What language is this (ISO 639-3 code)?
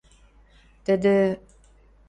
mrj